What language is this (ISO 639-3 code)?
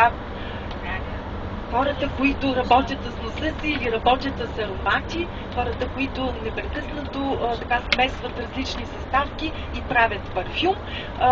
bul